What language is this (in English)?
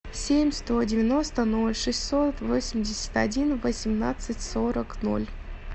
Russian